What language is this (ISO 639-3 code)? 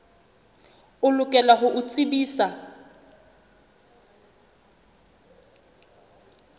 sot